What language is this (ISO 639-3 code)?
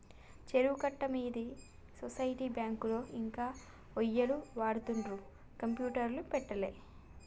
tel